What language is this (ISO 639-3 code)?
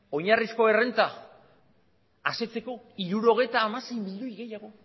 eus